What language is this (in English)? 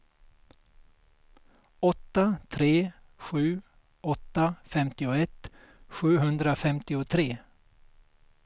Swedish